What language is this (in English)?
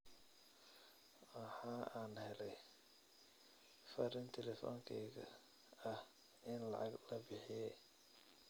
Somali